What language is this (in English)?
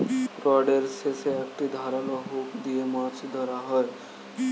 Bangla